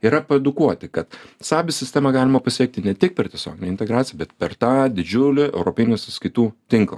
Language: Lithuanian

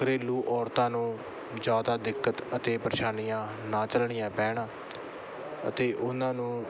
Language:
Punjabi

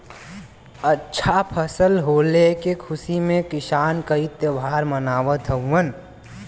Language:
Bhojpuri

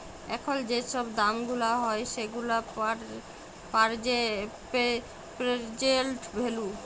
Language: Bangla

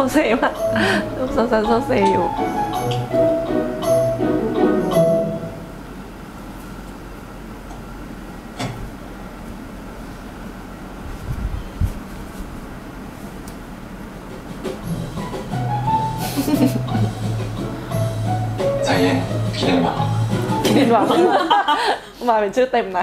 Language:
Thai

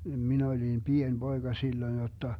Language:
Finnish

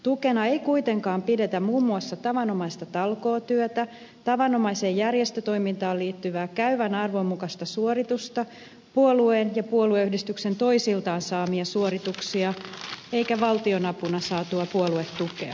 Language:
Finnish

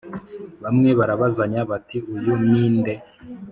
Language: Kinyarwanda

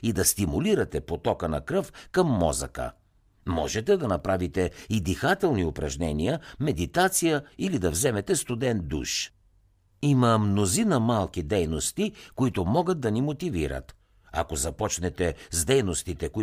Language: Bulgarian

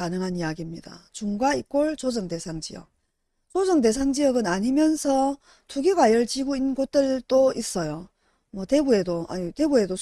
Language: Korean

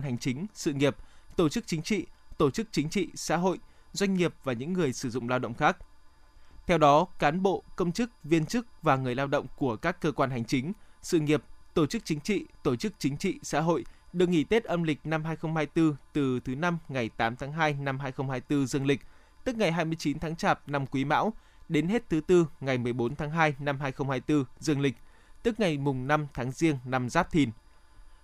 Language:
Vietnamese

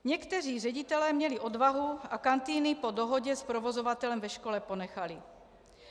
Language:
Czech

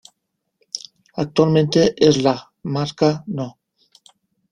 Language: Spanish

